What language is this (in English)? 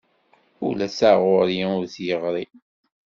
Kabyle